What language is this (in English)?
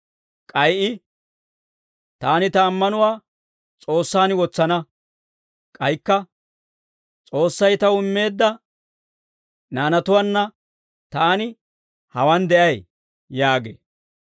Dawro